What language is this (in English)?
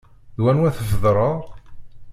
Kabyle